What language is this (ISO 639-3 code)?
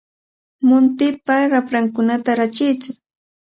qvl